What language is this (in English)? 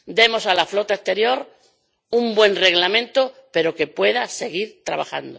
Spanish